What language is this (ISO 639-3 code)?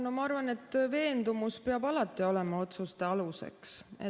est